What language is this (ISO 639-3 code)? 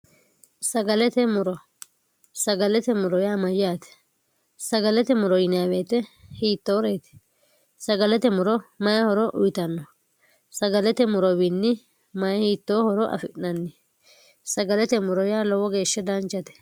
sid